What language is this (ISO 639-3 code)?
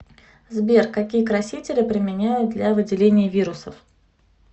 rus